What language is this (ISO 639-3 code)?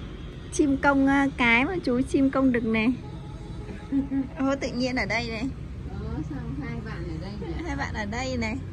vie